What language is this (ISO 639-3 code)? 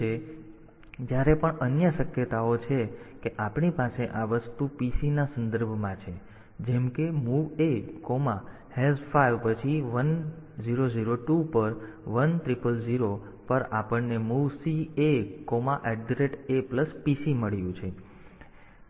guj